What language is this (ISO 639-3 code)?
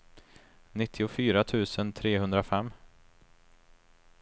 swe